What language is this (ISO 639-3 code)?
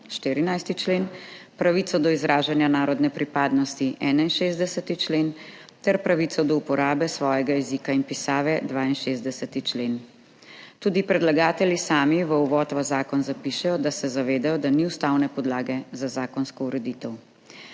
slv